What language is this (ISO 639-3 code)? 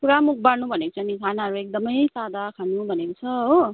nep